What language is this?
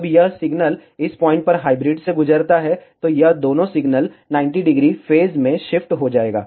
Hindi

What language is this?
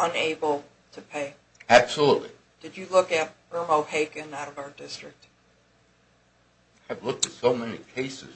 English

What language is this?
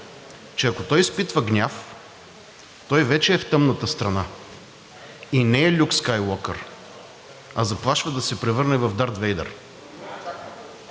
Bulgarian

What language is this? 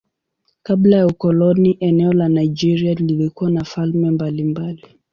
Swahili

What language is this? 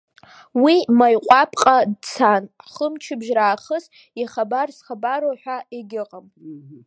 Abkhazian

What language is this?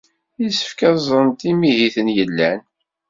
Kabyle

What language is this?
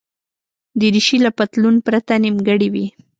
Pashto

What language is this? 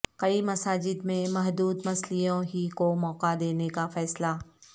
Urdu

